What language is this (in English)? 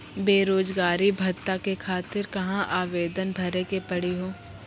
Maithili